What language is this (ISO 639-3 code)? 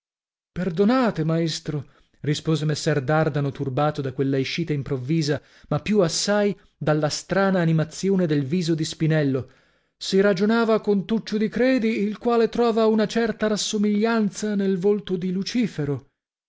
ita